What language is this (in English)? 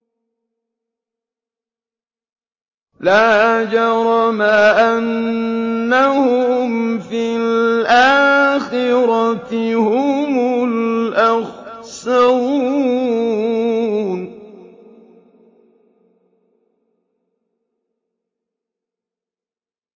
Arabic